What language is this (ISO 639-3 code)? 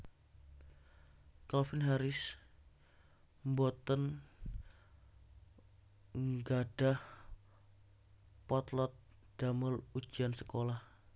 jav